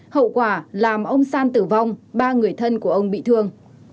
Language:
Vietnamese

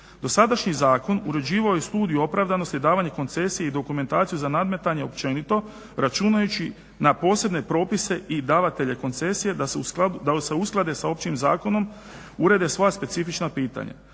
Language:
Croatian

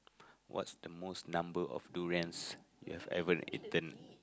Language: English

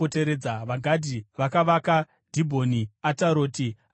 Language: Shona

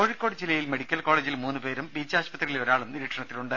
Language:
Malayalam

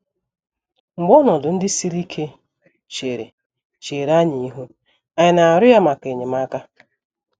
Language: Igbo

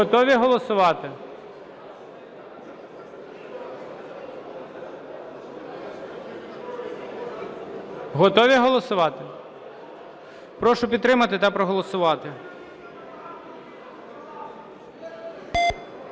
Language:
Ukrainian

